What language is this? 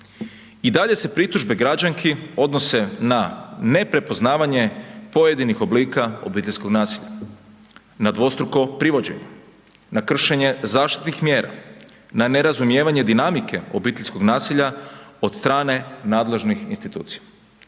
Croatian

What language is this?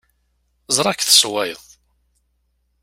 Kabyle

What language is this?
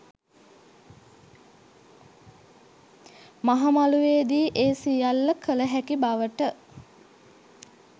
Sinhala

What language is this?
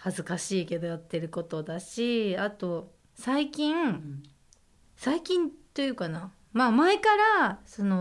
Japanese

